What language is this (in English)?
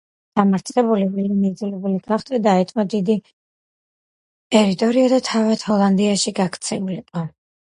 Georgian